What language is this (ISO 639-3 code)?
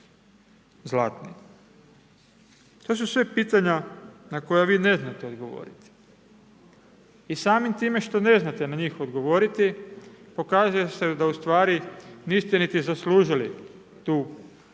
hrv